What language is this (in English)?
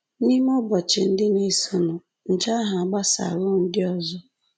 Igbo